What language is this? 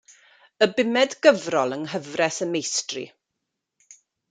Welsh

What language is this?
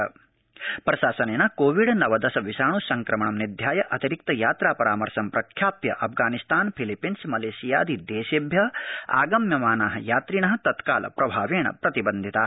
Sanskrit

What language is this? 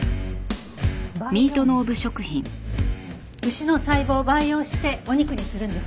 Japanese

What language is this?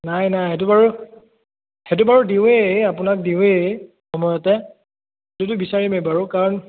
Assamese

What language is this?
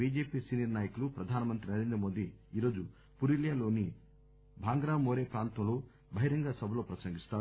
Telugu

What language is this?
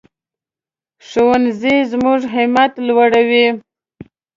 Pashto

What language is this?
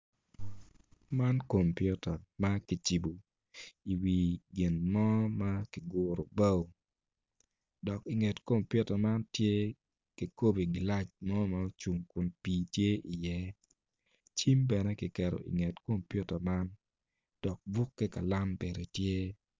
Acoli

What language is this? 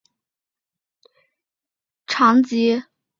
Chinese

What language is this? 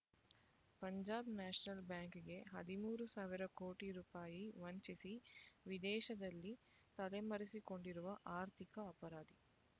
Kannada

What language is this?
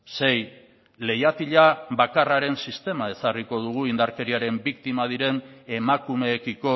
Basque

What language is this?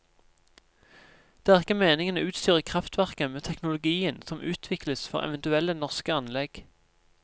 Norwegian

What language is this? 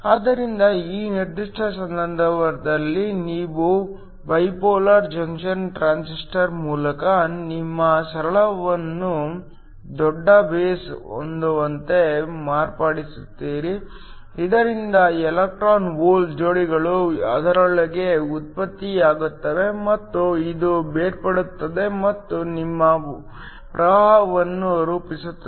Kannada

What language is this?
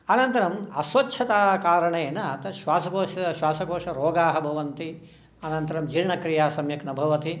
Sanskrit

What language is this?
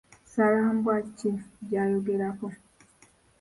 Ganda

